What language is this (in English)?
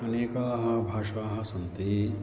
Sanskrit